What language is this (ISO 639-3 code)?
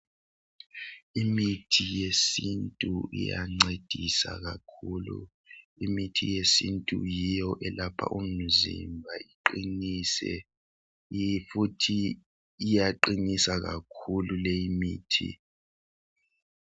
nde